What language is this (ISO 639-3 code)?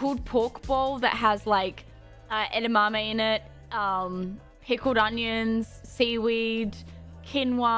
eng